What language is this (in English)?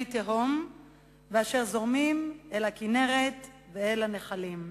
Hebrew